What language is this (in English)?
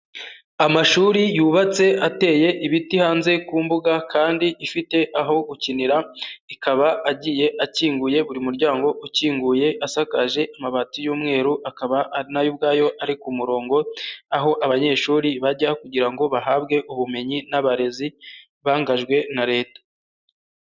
Kinyarwanda